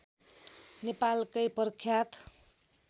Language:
Nepali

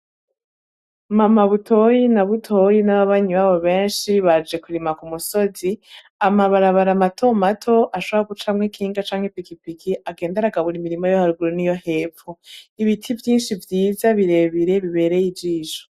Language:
Rundi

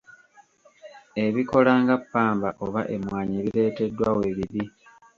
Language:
Ganda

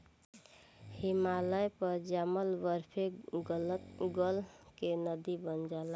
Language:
Bhojpuri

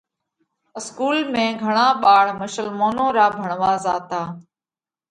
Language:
Parkari Koli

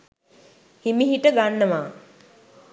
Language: Sinhala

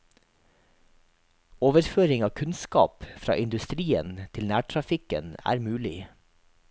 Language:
Norwegian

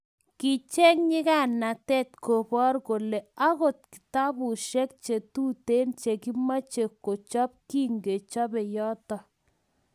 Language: Kalenjin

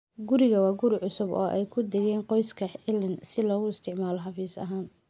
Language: Somali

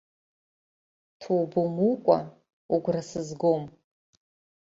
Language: Abkhazian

